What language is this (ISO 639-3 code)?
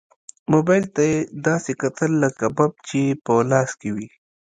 pus